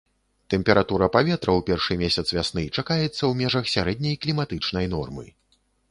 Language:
Belarusian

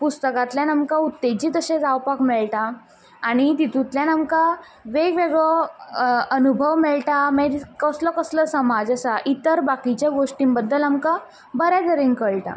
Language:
Konkani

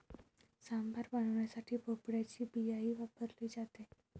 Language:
Marathi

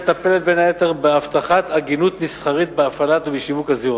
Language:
Hebrew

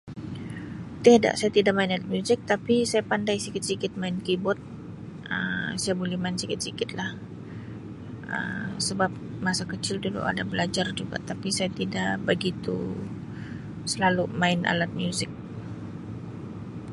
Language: Sabah Malay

